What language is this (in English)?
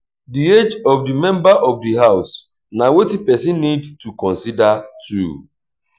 Nigerian Pidgin